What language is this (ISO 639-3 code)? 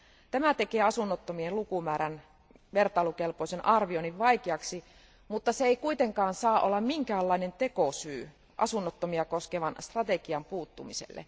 fin